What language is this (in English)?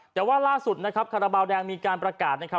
Thai